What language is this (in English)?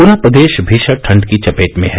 Hindi